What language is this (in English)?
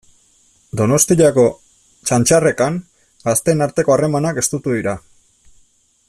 Basque